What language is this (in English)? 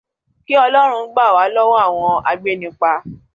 Yoruba